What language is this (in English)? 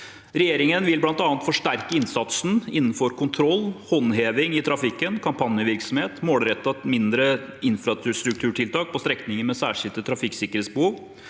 Norwegian